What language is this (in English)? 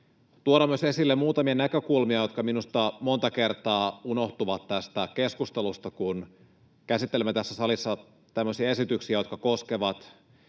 Finnish